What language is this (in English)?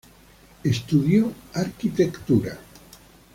Spanish